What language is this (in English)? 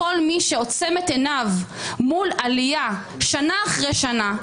Hebrew